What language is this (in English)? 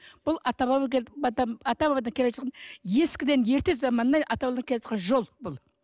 Kazakh